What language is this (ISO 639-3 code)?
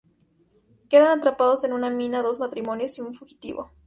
spa